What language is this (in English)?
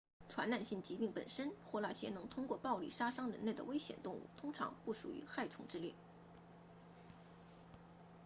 Chinese